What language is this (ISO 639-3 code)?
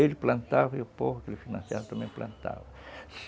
por